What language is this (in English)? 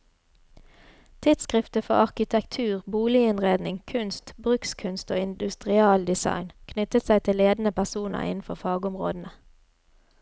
Norwegian